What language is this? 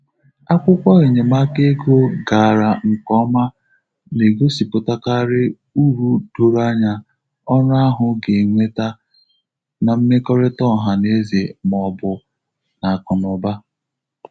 Igbo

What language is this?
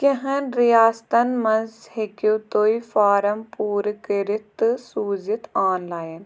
Kashmiri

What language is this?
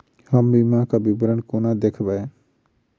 Maithili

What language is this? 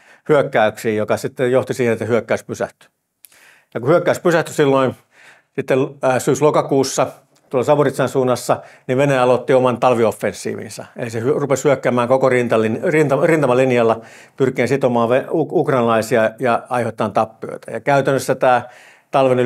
Finnish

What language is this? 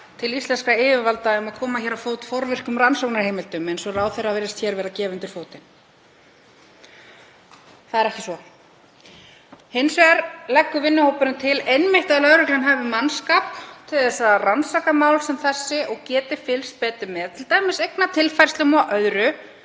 Icelandic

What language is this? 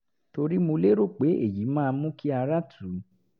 Yoruba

